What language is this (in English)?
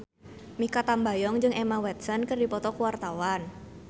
Sundanese